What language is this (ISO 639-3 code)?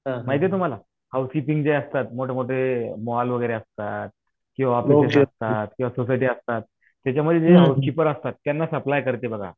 mar